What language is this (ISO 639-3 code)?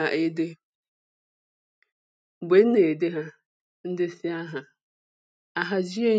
ibo